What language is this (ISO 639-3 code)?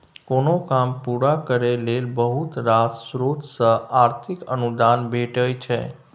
mai